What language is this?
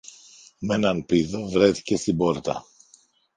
Greek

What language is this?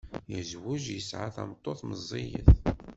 Kabyle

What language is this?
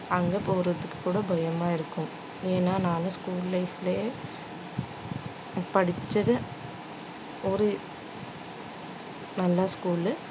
Tamil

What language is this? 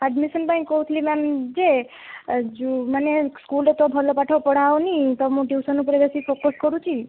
Odia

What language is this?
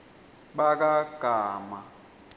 Swati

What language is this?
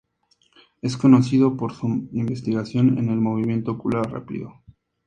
Spanish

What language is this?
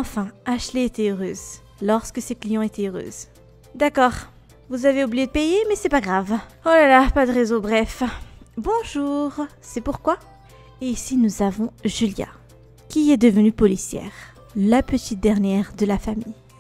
French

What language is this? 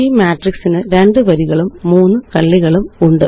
Malayalam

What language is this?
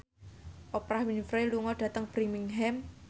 Javanese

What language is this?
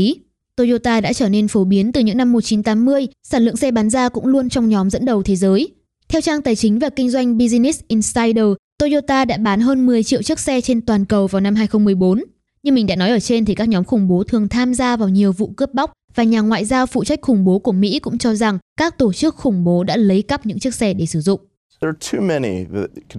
Vietnamese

